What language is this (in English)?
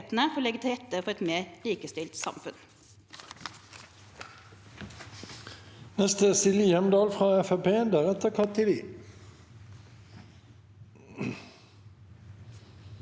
Norwegian